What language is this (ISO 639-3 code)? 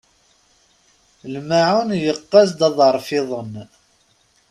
kab